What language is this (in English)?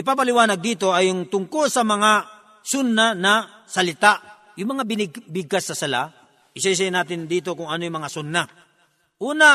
Filipino